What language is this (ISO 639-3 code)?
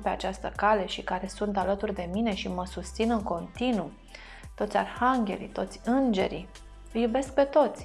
ron